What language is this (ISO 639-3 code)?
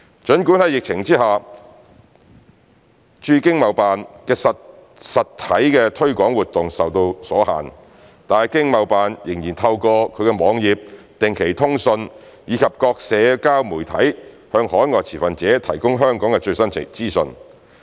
yue